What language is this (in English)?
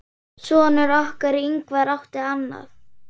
Icelandic